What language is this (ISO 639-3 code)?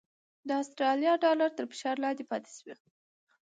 pus